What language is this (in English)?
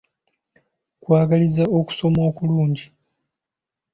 Ganda